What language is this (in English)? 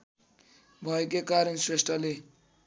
Nepali